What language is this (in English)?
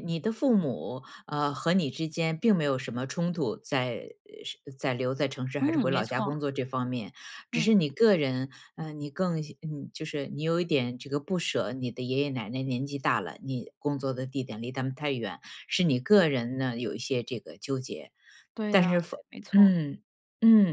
Chinese